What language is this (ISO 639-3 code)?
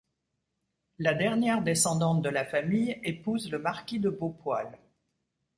fra